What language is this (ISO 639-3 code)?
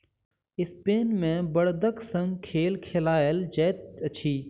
mai